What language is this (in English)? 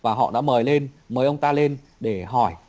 Vietnamese